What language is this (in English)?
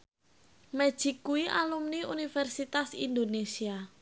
Javanese